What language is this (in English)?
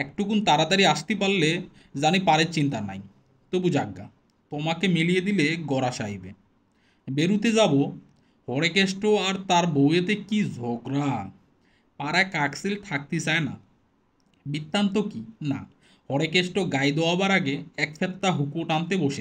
Hindi